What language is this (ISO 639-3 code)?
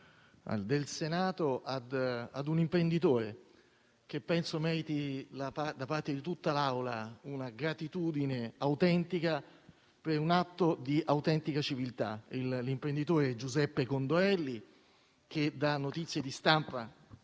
ita